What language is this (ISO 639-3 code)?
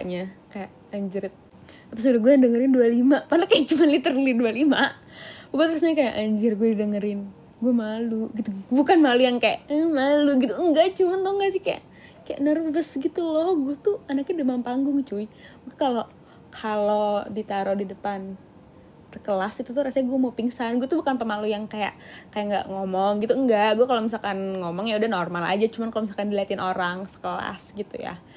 ind